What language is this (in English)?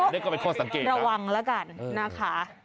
Thai